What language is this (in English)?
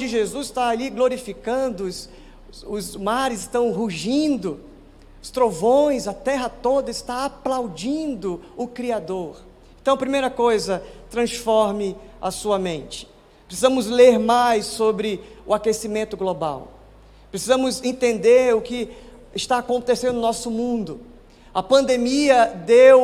Portuguese